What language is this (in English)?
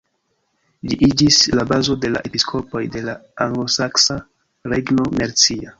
Esperanto